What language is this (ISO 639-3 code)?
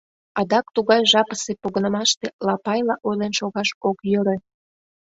chm